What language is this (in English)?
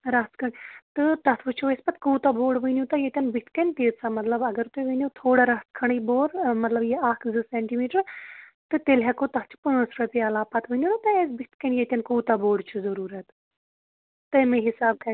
Kashmiri